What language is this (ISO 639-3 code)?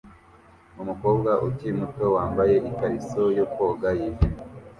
kin